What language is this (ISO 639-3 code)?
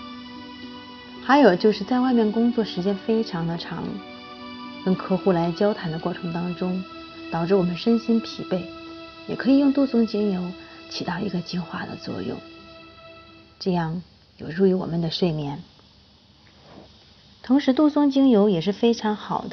zho